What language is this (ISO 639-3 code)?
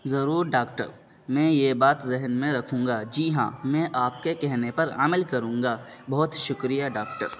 urd